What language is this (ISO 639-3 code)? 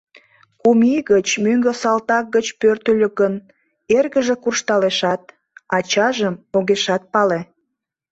chm